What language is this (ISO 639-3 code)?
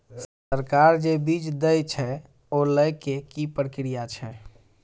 mai